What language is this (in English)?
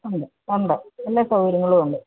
Malayalam